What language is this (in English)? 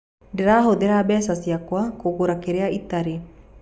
Kikuyu